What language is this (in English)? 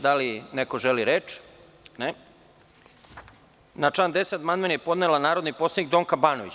Serbian